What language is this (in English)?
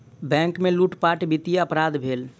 Maithili